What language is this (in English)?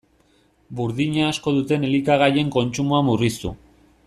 Basque